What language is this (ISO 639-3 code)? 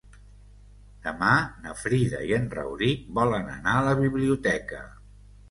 cat